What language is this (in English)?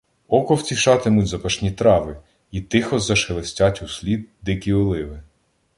Ukrainian